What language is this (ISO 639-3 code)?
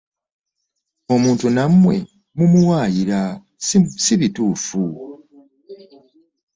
lug